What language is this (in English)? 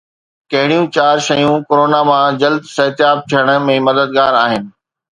Sindhi